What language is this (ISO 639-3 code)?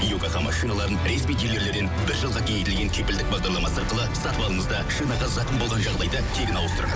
kaz